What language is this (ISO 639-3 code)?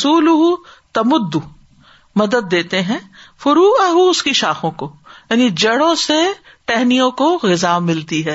urd